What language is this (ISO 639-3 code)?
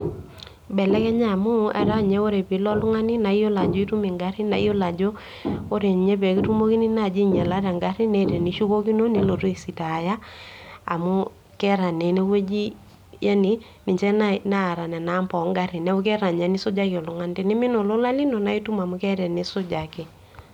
mas